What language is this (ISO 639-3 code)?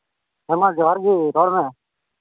sat